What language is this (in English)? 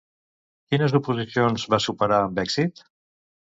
Catalan